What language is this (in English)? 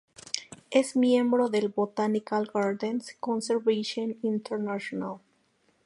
Spanish